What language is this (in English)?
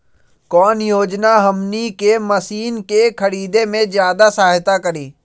Magahi